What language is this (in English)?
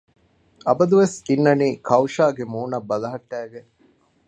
Divehi